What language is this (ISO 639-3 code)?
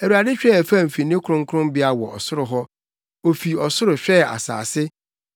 aka